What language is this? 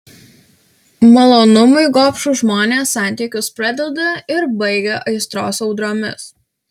Lithuanian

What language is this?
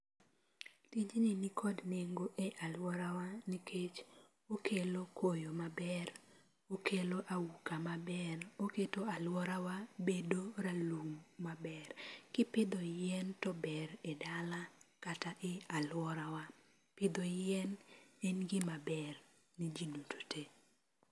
Luo (Kenya and Tanzania)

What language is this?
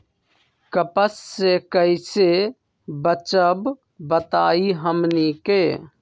Magahi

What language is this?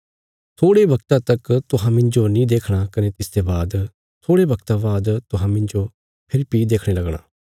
Bilaspuri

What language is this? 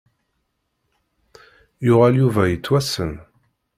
Kabyle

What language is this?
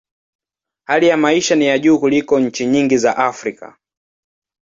Swahili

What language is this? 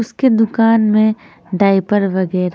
Hindi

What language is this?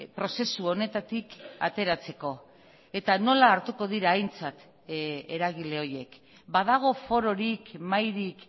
Basque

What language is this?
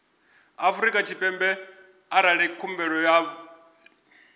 Venda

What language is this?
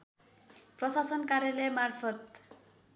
Nepali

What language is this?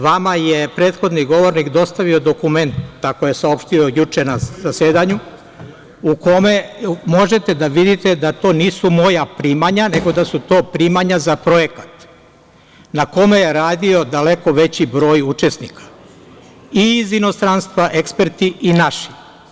Serbian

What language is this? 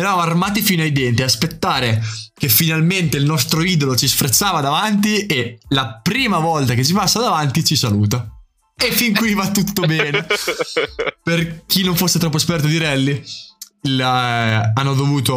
Italian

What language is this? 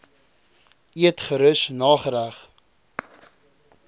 Afrikaans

